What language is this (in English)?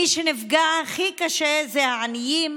Hebrew